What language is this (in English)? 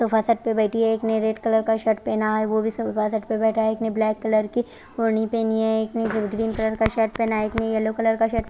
Hindi